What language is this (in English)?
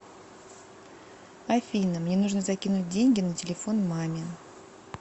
Russian